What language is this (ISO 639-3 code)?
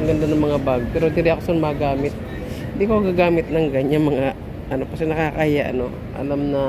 fil